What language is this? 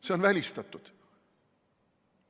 Estonian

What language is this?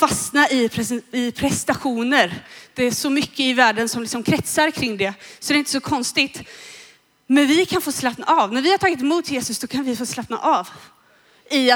Swedish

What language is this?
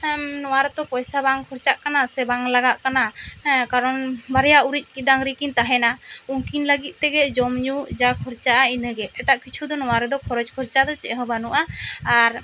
Santali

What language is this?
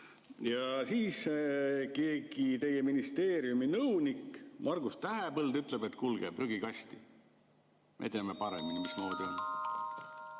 Estonian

